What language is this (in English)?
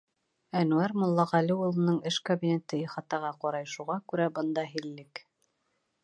Bashkir